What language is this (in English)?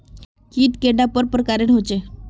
Magahi